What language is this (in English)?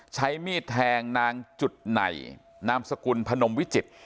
Thai